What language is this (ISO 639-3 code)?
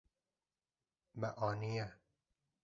kur